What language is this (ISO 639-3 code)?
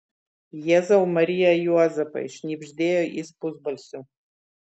lit